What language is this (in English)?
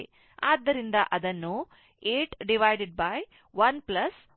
Kannada